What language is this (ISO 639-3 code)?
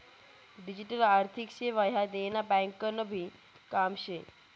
mar